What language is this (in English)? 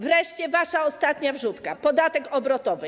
Polish